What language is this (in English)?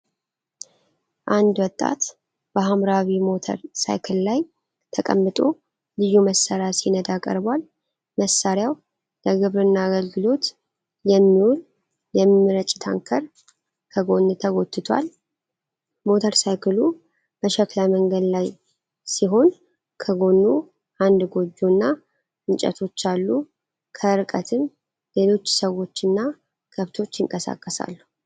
Amharic